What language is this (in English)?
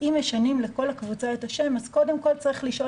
Hebrew